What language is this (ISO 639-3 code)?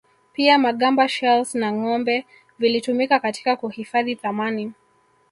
swa